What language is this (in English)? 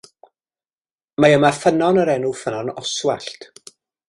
Welsh